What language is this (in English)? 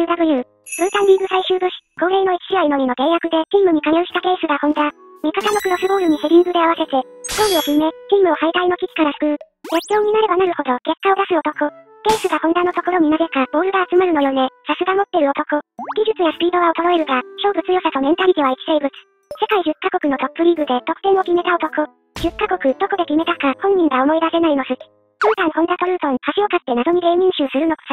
Japanese